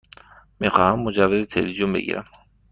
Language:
Persian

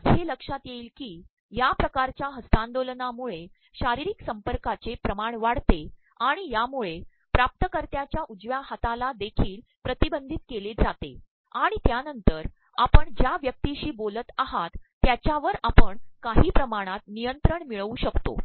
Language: Marathi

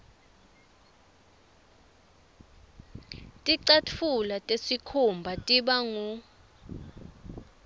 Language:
Swati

